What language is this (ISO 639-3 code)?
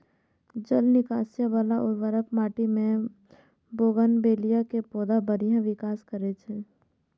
mai